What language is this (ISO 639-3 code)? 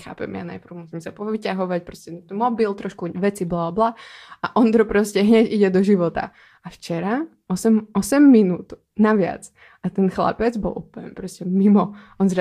ces